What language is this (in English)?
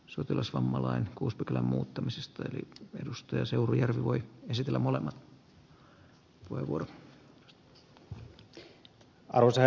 Finnish